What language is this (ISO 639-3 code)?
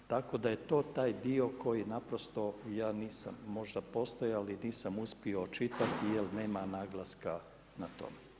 hrv